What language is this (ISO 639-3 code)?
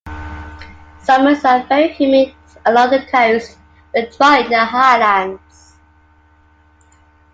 eng